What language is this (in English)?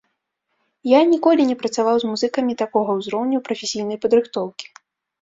Belarusian